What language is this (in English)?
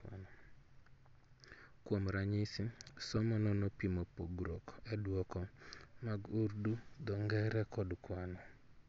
Luo (Kenya and Tanzania)